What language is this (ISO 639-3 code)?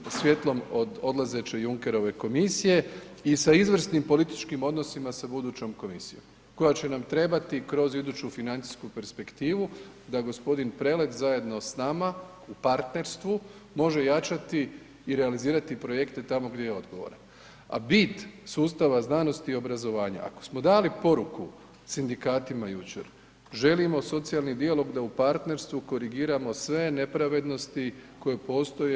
hrv